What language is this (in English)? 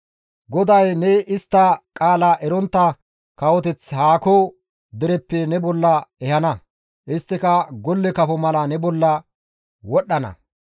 Gamo